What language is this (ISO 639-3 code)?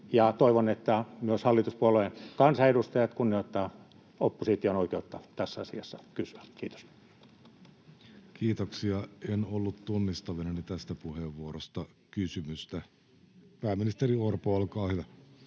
fin